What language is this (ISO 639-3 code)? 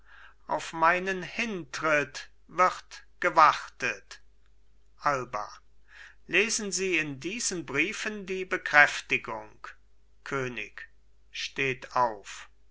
deu